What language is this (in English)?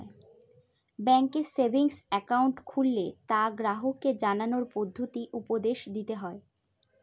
Bangla